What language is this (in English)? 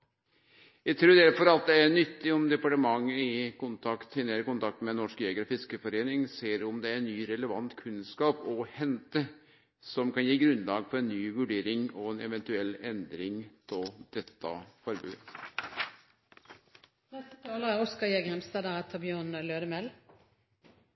Norwegian Nynorsk